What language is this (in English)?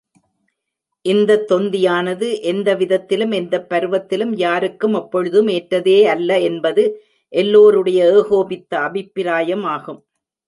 Tamil